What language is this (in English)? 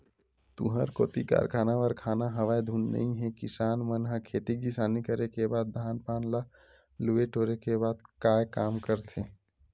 Chhattisgarhi